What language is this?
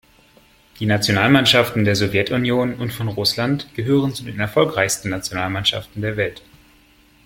German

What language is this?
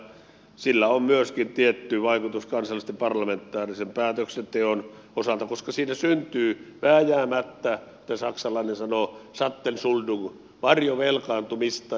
Finnish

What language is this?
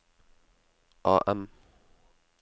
Norwegian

